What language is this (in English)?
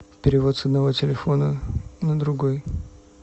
Russian